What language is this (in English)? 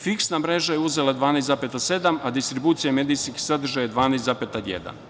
Serbian